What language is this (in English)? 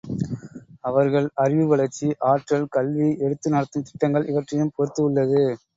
Tamil